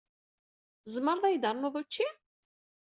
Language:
Kabyle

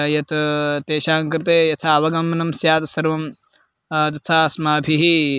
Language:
Sanskrit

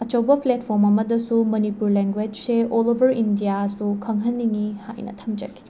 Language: Manipuri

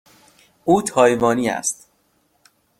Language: Persian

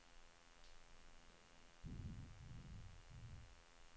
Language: Swedish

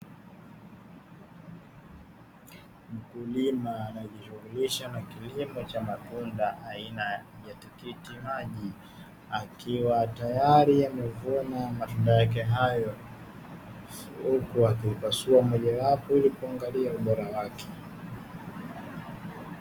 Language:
Swahili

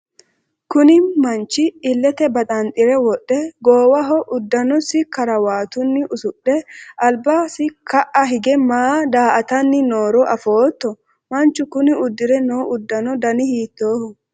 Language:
Sidamo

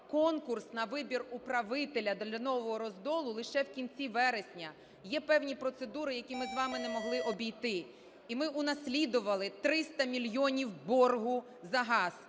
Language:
Ukrainian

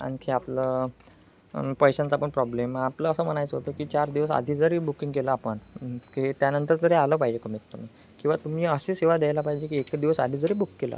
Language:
Marathi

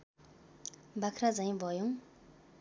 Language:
Nepali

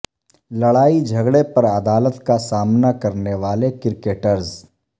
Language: Urdu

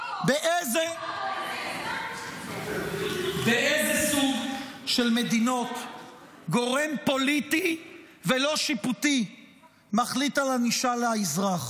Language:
Hebrew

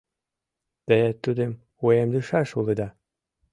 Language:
Mari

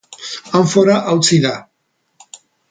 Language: Basque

